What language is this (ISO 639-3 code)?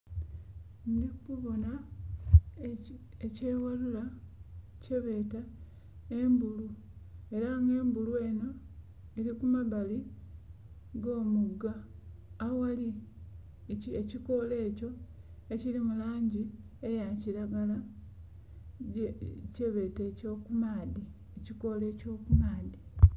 xog